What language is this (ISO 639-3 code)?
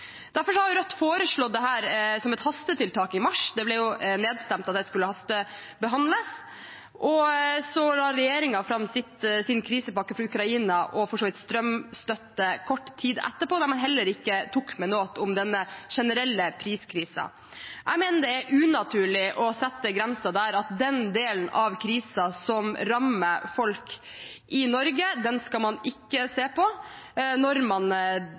nob